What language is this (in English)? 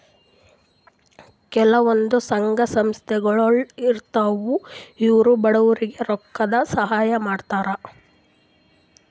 Kannada